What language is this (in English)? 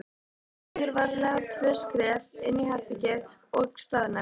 Icelandic